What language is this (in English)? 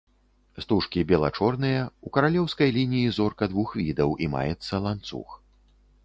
Belarusian